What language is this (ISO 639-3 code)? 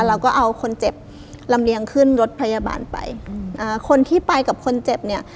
tha